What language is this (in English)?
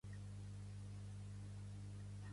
Catalan